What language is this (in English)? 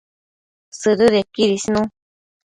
Matsés